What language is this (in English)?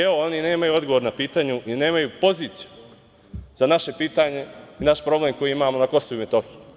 Serbian